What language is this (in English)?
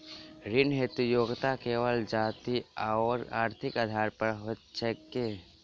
Maithili